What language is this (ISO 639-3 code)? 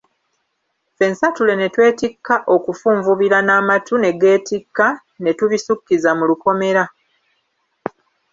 lug